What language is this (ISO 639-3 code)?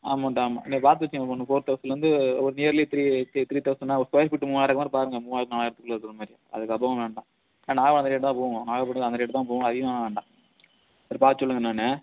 tam